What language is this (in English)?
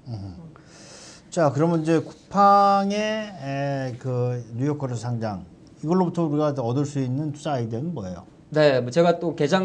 Korean